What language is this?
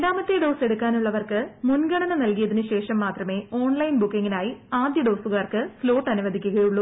Malayalam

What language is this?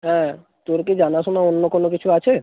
Bangla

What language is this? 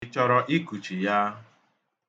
Igbo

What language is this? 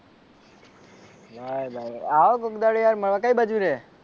Gujarati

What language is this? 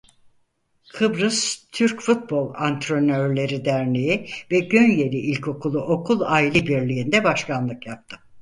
Turkish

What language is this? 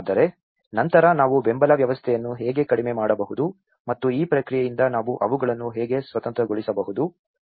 Kannada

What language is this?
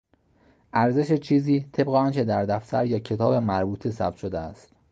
Persian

